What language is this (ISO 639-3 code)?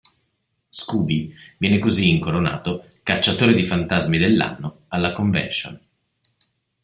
ita